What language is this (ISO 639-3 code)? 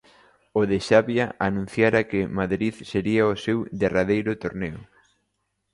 glg